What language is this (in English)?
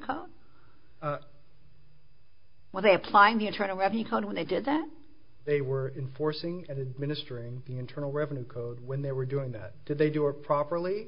English